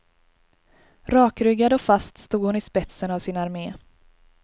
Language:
Swedish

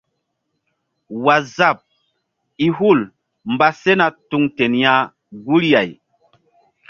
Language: Mbum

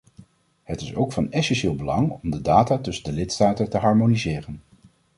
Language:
Dutch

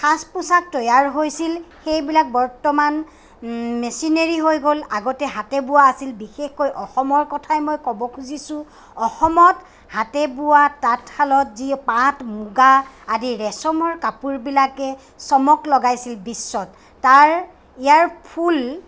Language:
Assamese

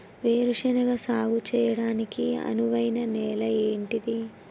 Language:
Telugu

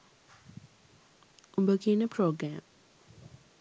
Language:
Sinhala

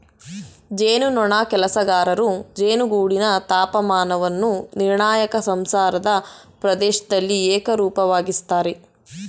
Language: Kannada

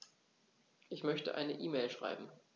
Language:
German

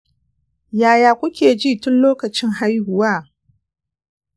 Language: Hausa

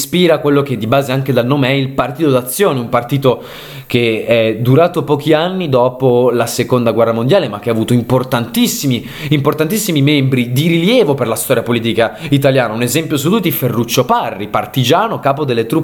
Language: Italian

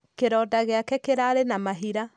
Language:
Kikuyu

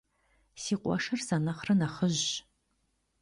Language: Kabardian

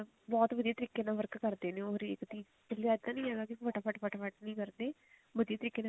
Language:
Punjabi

